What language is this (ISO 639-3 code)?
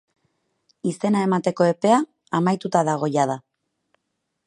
eus